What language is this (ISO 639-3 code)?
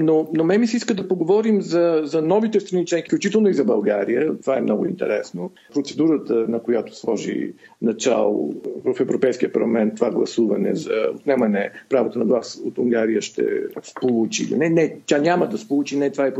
bul